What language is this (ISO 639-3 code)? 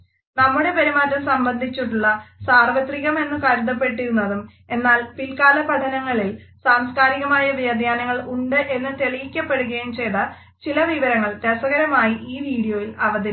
mal